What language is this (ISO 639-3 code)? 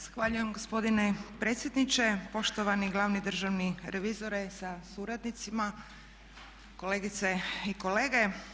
hrv